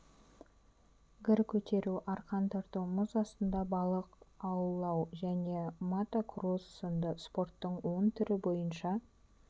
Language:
Kazakh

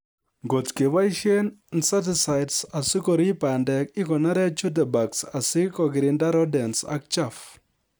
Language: Kalenjin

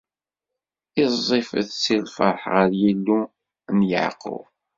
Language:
Kabyle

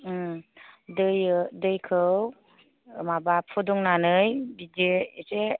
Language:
Bodo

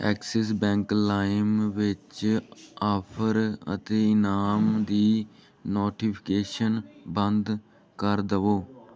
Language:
Punjabi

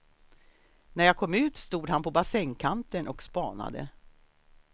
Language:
Swedish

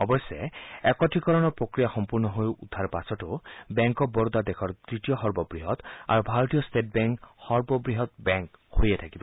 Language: Assamese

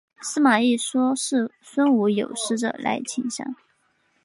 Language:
Chinese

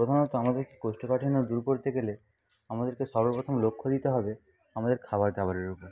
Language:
Bangla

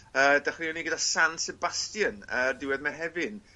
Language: Welsh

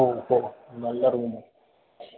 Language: Malayalam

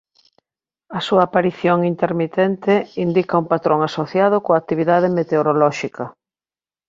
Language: Galician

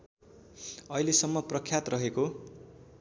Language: Nepali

